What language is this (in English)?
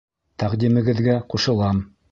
Bashkir